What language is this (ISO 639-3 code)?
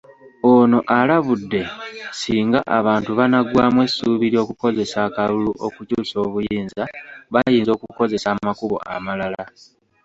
lug